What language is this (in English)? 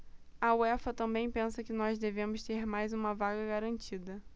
Portuguese